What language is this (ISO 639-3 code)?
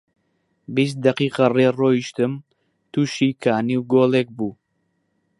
ckb